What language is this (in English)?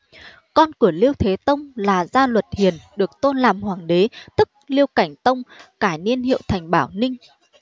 Vietnamese